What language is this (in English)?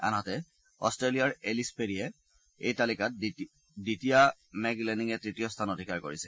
Assamese